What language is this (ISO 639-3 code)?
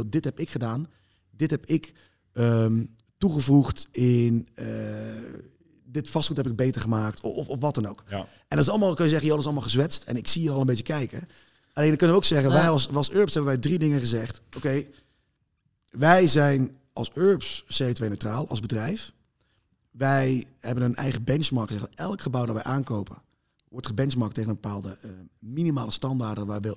nld